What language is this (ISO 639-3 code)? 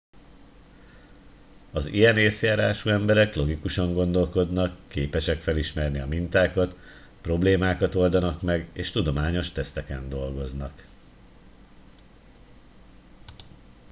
hun